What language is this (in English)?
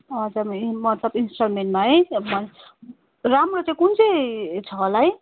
Nepali